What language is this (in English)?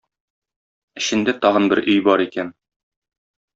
Tatar